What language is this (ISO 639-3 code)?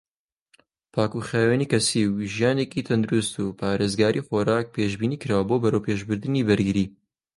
ckb